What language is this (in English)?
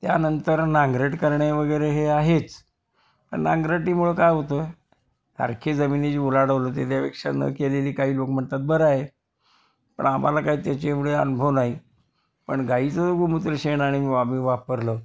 Marathi